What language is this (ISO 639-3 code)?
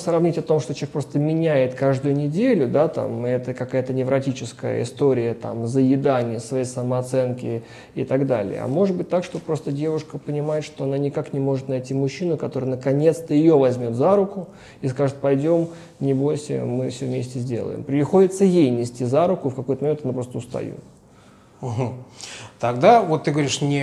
rus